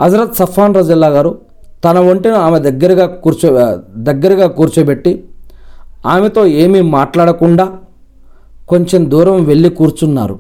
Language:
Telugu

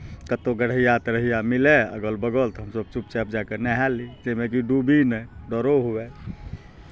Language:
Maithili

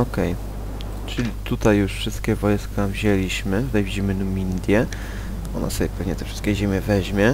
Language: Polish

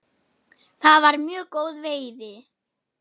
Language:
Icelandic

